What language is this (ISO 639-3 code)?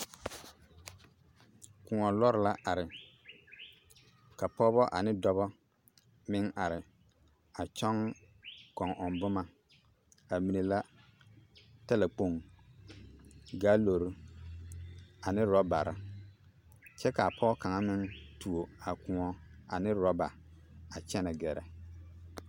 dga